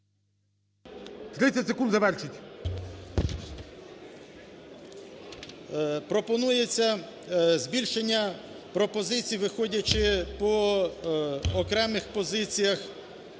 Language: Ukrainian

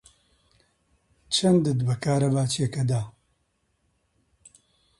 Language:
Central Kurdish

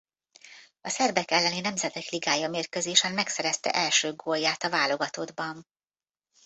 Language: Hungarian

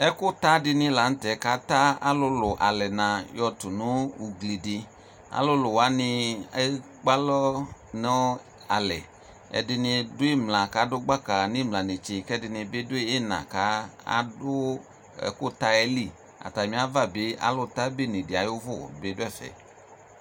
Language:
Ikposo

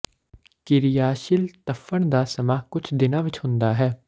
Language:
Punjabi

